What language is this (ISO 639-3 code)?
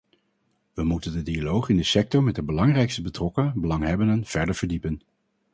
nld